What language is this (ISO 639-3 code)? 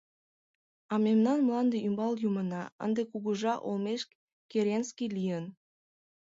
chm